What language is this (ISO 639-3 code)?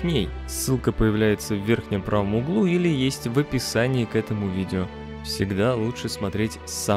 rus